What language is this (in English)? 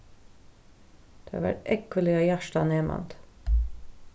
Faroese